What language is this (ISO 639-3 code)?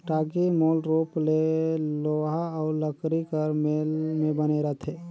hne